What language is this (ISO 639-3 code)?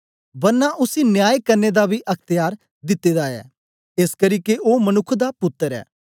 doi